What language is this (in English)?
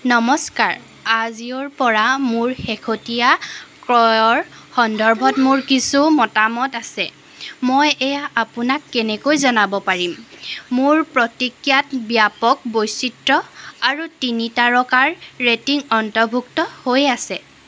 Assamese